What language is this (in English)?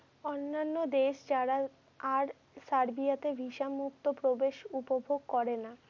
Bangla